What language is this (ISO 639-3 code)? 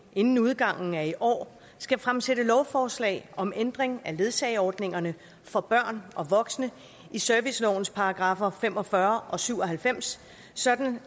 dan